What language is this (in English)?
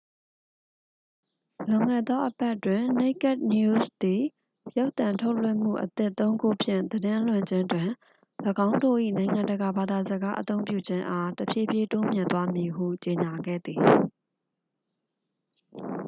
Burmese